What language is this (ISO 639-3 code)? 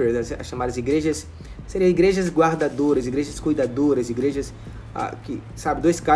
por